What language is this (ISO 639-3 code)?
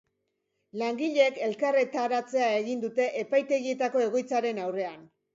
eus